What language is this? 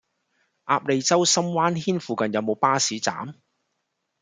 Cantonese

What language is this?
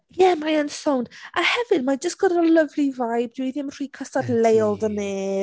Welsh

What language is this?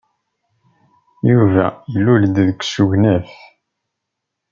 Kabyle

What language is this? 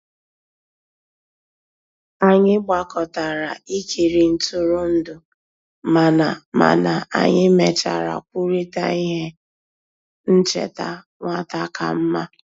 Igbo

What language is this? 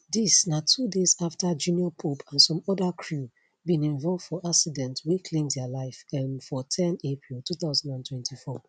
Nigerian Pidgin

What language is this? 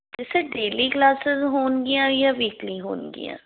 Punjabi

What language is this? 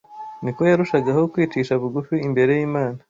Kinyarwanda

